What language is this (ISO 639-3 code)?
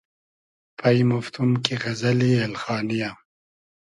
haz